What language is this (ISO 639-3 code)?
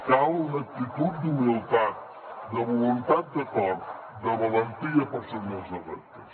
cat